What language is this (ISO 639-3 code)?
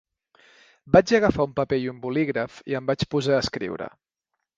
cat